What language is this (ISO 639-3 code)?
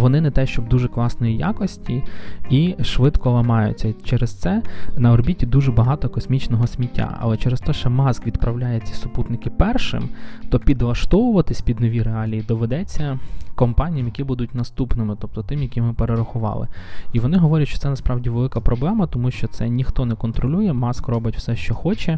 ukr